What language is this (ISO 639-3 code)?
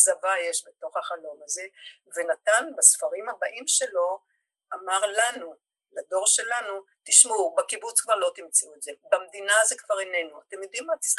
heb